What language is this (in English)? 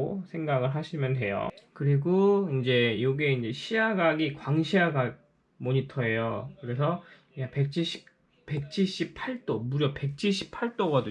Korean